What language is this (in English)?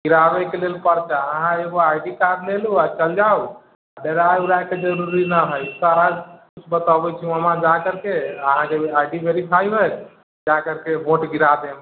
Maithili